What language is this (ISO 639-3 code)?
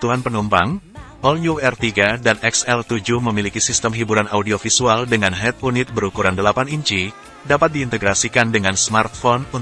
ind